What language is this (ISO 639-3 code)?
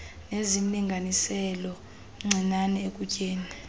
xho